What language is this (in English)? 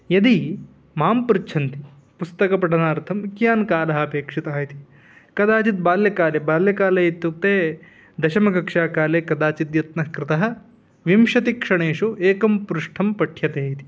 Sanskrit